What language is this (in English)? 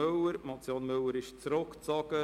Swiss German